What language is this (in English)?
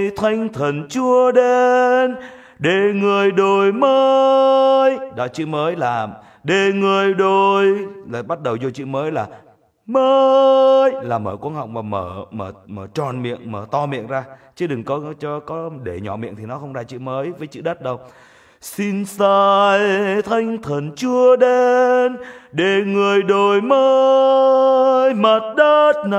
Vietnamese